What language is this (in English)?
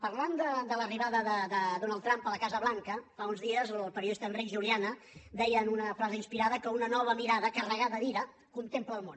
Catalan